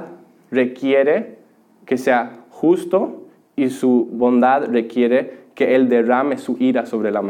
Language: Spanish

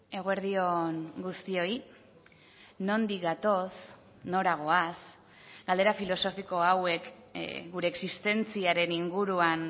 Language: Basque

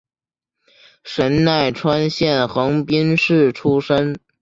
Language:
Chinese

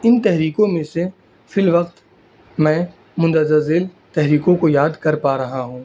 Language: Urdu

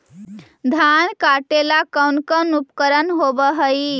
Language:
Magahi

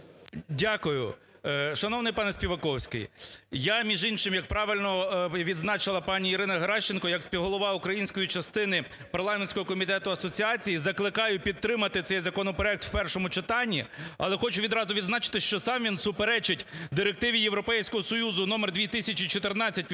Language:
Ukrainian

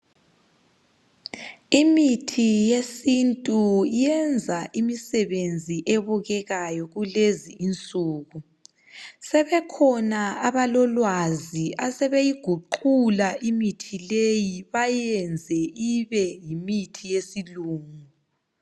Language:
North Ndebele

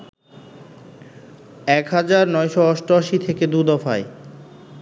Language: Bangla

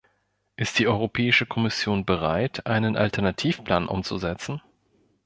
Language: German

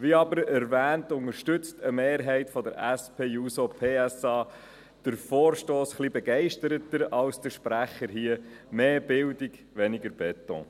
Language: Swiss German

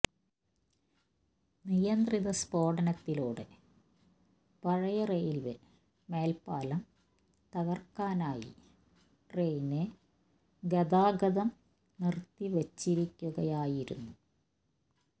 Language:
Malayalam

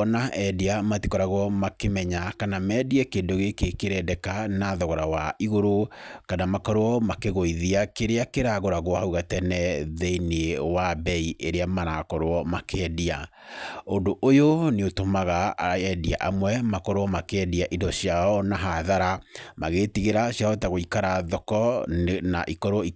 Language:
Kikuyu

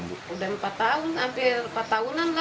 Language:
Indonesian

